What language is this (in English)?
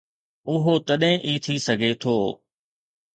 Sindhi